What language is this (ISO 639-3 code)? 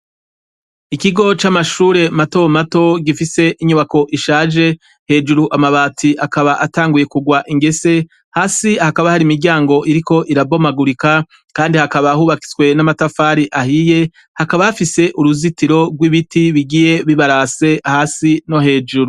run